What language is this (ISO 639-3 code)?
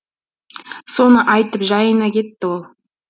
kaz